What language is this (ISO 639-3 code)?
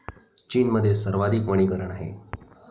mar